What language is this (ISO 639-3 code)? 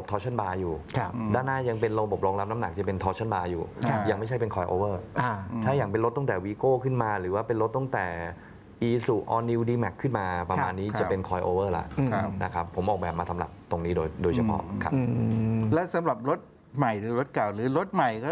tha